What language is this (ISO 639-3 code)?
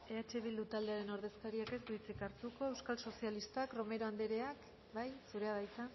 eus